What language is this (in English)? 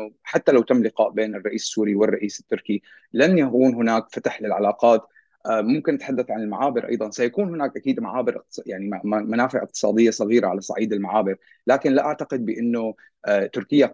Arabic